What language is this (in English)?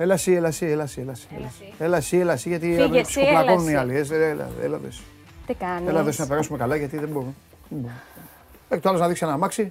Greek